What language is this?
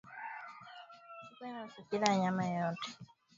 Swahili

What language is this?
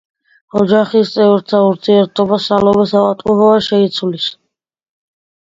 Georgian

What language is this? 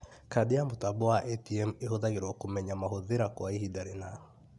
Kikuyu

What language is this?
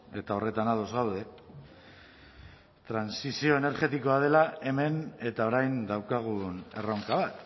Basque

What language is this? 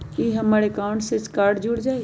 Magahi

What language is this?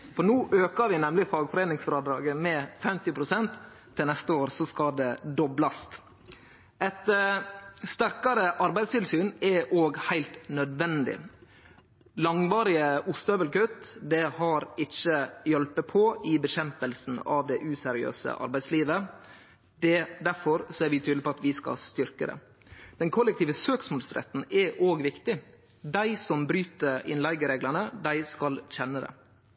Norwegian Nynorsk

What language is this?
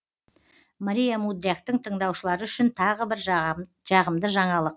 Kazakh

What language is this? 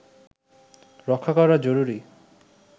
Bangla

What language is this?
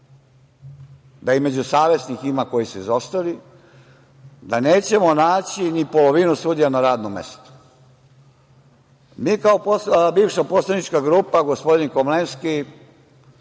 Serbian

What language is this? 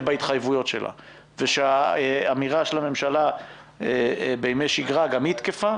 Hebrew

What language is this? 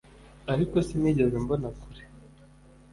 Kinyarwanda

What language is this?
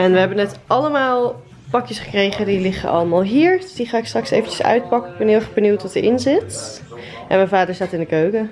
Dutch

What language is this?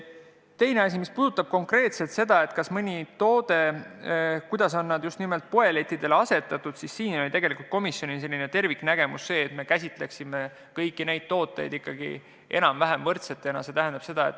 Estonian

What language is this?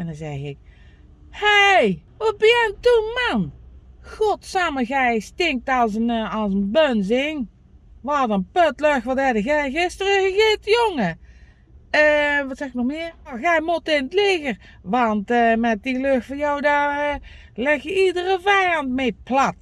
Dutch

